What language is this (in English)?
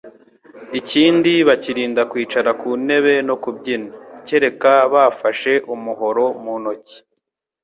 Kinyarwanda